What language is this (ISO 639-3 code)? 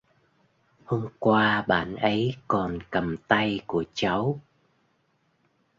vie